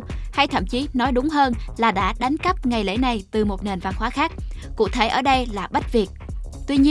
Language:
Vietnamese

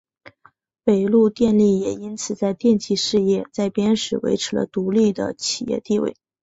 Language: Chinese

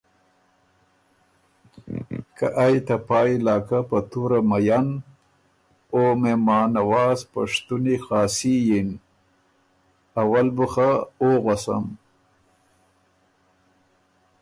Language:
Ormuri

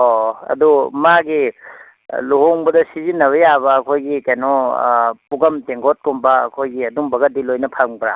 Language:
Manipuri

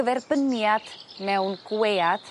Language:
Welsh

